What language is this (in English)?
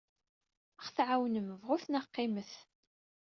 Kabyle